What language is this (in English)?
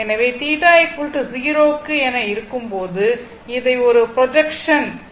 Tamil